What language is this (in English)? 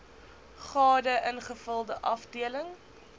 Afrikaans